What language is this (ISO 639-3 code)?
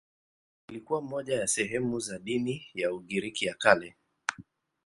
swa